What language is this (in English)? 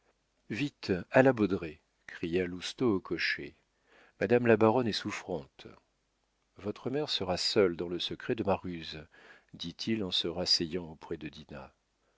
French